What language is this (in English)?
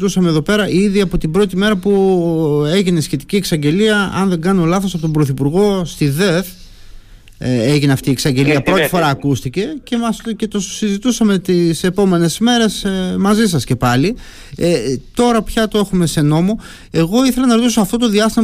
Greek